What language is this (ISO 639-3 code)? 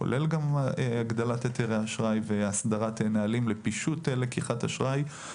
heb